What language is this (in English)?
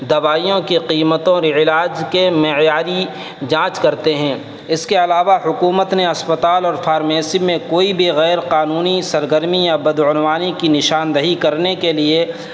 Urdu